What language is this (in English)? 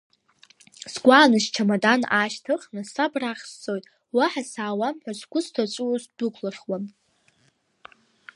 Abkhazian